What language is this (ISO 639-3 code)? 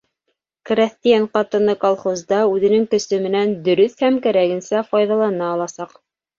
bak